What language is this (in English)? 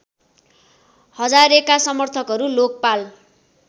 Nepali